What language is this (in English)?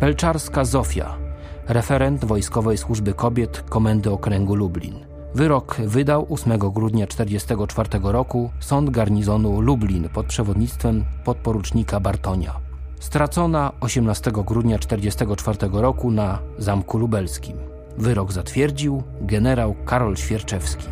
Polish